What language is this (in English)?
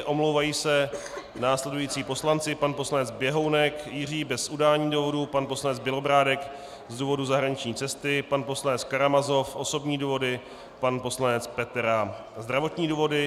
Czech